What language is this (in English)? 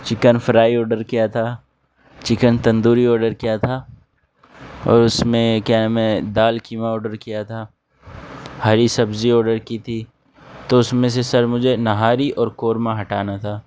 Urdu